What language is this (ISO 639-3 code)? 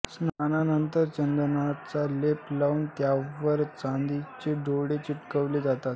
mar